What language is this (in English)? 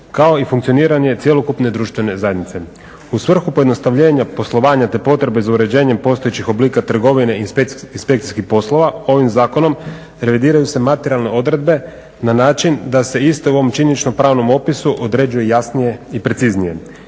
Croatian